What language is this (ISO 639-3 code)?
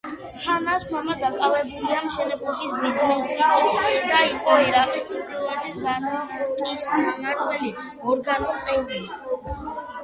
kat